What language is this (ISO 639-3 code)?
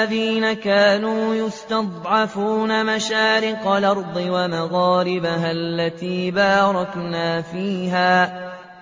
ara